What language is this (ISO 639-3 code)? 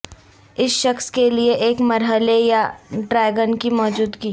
urd